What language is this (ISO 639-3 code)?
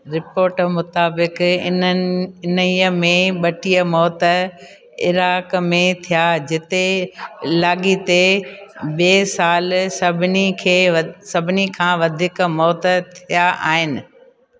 snd